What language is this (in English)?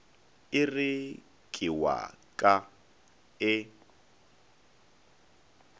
Northern Sotho